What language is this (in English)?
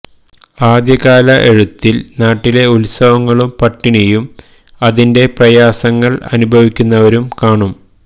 Malayalam